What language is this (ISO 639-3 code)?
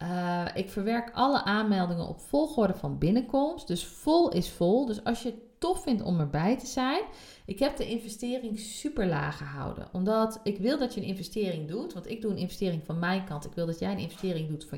nld